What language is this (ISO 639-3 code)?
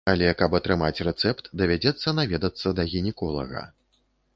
bel